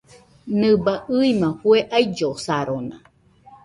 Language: Nüpode Huitoto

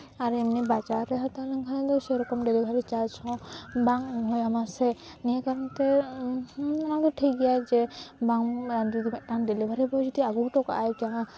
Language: Santali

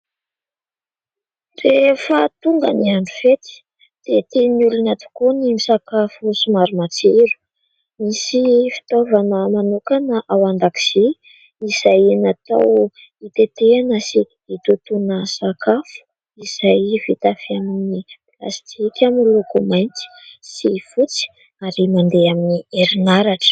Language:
Malagasy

